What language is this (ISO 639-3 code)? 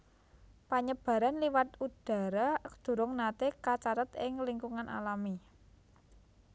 jav